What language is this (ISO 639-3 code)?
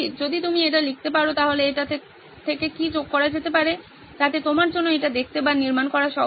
ben